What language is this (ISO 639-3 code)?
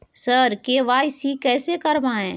mai